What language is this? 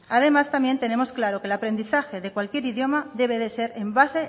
Spanish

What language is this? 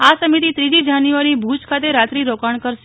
Gujarati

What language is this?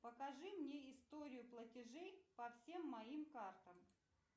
Russian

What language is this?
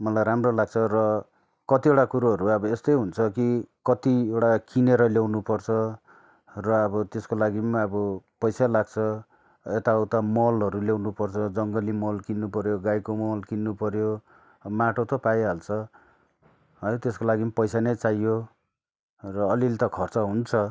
Nepali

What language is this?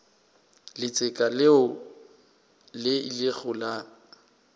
Northern Sotho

